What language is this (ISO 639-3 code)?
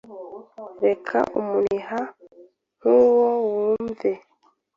kin